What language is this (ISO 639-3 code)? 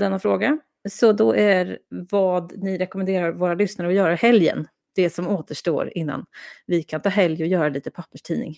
swe